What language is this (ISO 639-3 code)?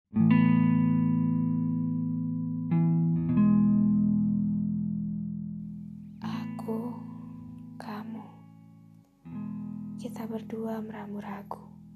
ind